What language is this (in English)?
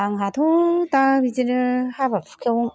Bodo